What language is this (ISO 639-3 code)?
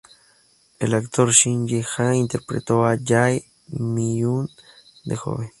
spa